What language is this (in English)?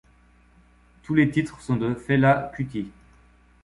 French